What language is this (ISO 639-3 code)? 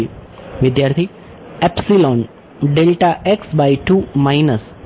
guj